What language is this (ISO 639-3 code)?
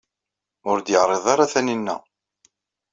kab